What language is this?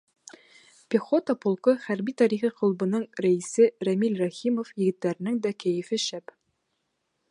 Bashkir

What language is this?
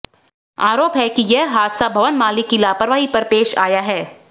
Hindi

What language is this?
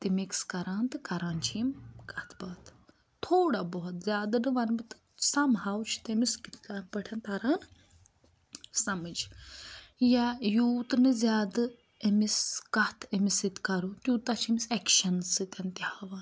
Kashmiri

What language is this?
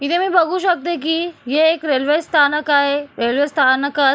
Marathi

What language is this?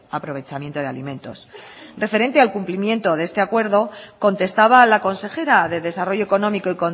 Spanish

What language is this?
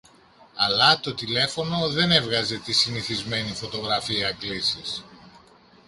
Greek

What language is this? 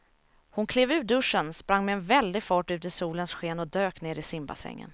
Swedish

